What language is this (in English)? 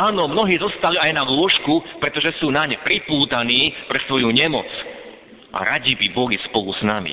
Slovak